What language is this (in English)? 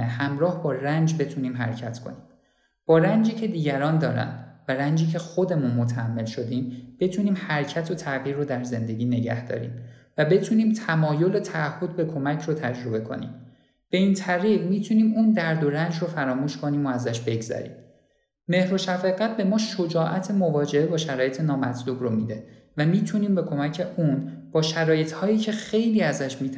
Persian